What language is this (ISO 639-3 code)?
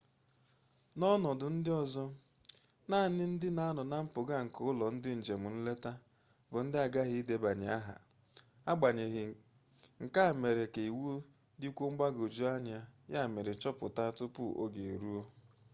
ibo